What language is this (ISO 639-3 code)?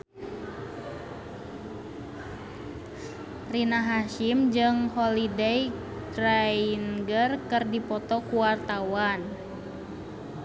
sun